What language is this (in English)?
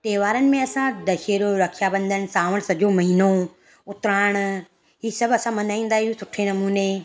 Sindhi